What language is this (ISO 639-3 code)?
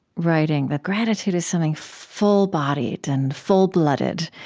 eng